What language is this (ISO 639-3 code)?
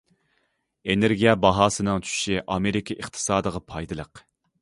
uig